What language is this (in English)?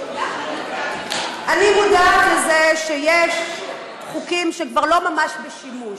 Hebrew